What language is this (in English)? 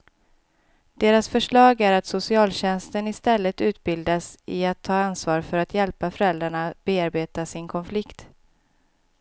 Swedish